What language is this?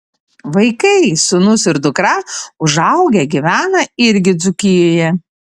Lithuanian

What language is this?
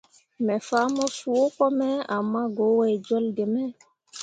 Mundang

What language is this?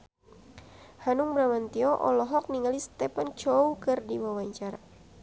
Sundanese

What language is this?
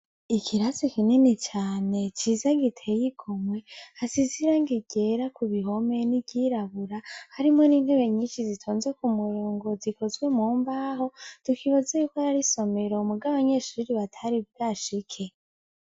Rundi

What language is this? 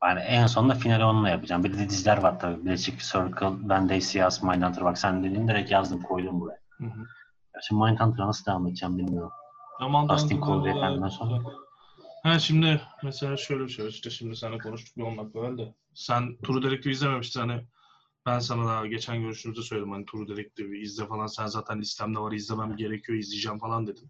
Turkish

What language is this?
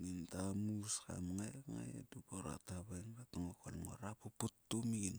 Sulka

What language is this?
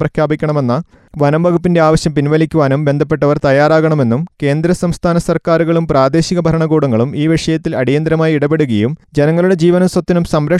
Malayalam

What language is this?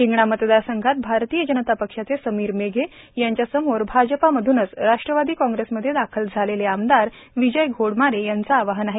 Marathi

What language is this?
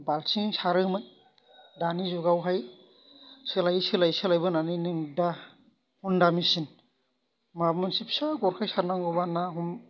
Bodo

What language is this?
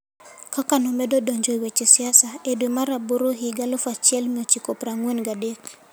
Luo (Kenya and Tanzania)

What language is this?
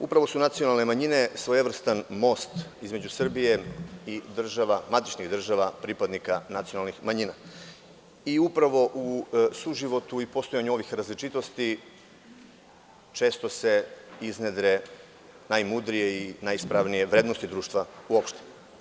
Serbian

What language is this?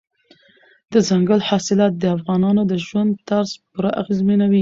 Pashto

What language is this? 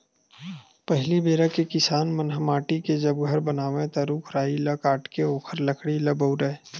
Chhattisgarhi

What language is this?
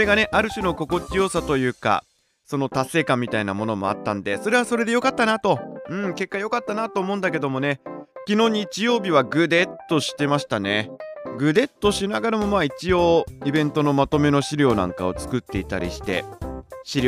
Japanese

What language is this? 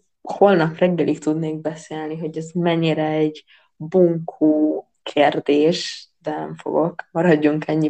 Hungarian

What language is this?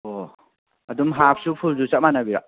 Manipuri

